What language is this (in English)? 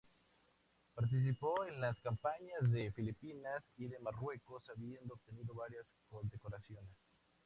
Spanish